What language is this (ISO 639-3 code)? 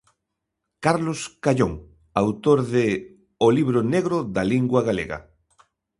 glg